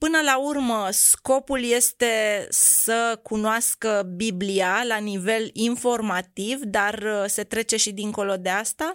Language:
Romanian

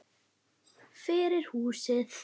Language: Icelandic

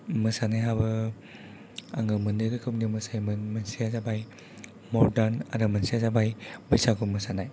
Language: Bodo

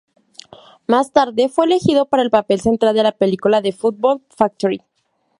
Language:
Spanish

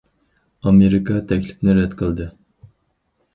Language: Uyghur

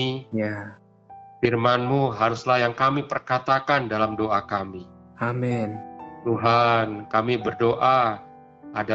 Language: Indonesian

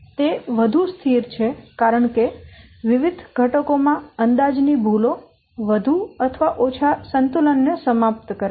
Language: Gujarati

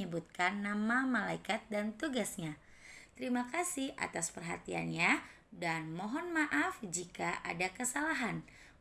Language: Indonesian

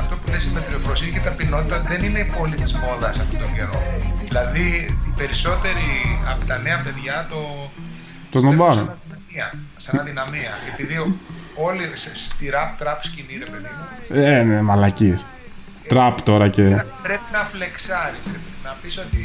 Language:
Greek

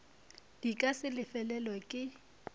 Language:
Northern Sotho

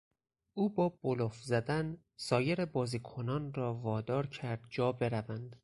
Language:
Persian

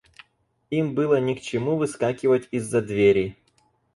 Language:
Russian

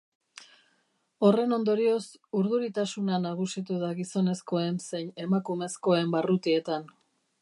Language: Basque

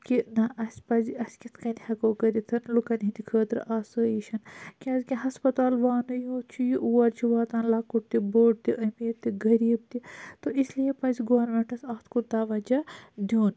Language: Kashmiri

